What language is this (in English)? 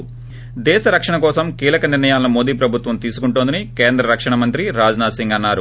Telugu